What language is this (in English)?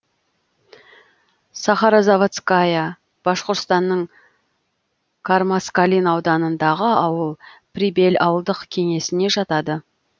Kazakh